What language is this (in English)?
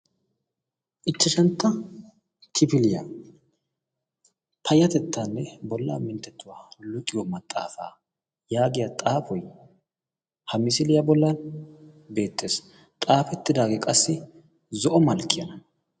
Wolaytta